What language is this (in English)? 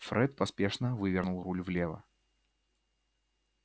Russian